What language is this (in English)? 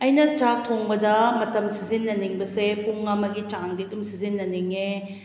Manipuri